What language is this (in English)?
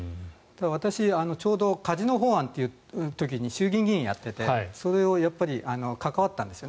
Japanese